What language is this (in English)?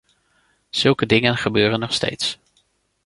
Dutch